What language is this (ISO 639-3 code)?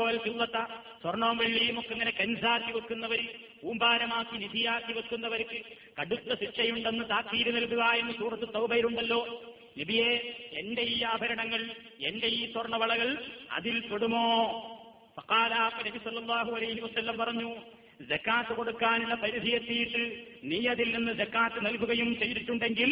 mal